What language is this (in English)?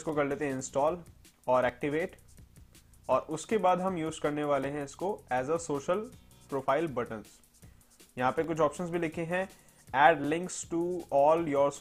Hindi